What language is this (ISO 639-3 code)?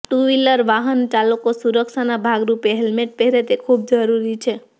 guj